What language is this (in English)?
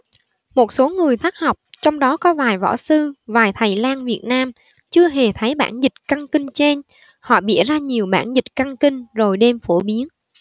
Vietnamese